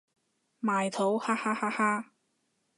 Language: Cantonese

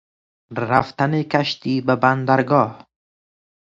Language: Persian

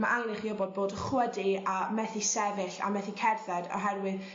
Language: Welsh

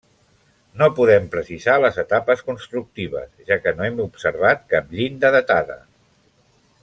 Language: Catalan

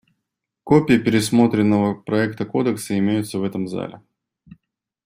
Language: Russian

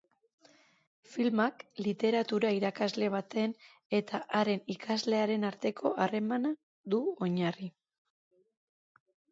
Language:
Basque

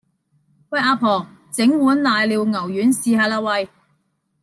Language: Cantonese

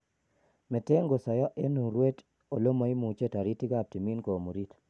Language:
Kalenjin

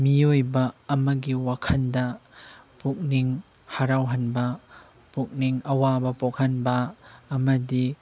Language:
Manipuri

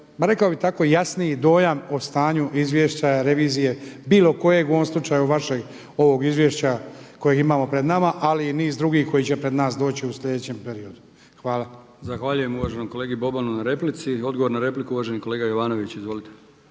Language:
Croatian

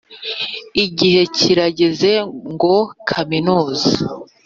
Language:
Kinyarwanda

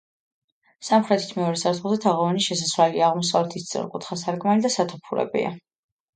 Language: Georgian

